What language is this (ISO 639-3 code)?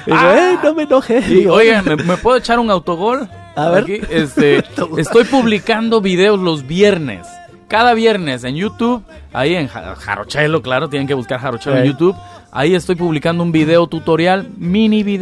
spa